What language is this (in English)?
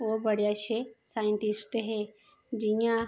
Dogri